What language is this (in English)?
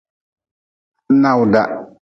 Nawdm